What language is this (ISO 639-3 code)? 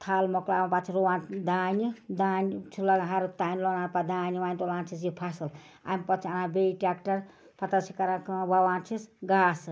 kas